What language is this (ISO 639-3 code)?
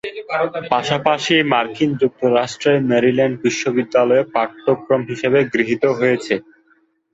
ben